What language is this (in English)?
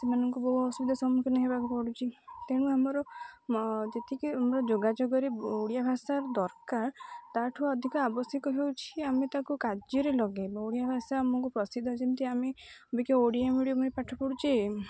Odia